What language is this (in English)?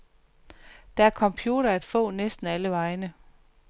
Danish